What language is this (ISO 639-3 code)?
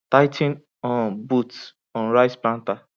pcm